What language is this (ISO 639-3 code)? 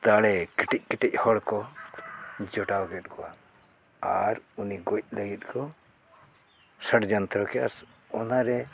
sat